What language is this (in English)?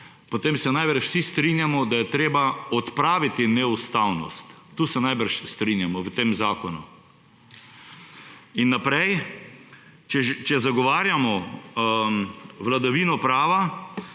Slovenian